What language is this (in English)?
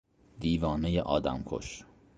Persian